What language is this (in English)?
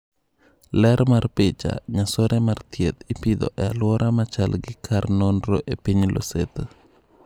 Luo (Kenya and Tanzania)